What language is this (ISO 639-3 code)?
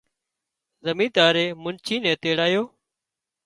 kxp